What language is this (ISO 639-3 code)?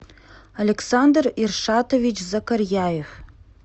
rus